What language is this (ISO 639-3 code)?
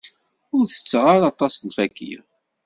kab